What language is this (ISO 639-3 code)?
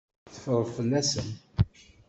kab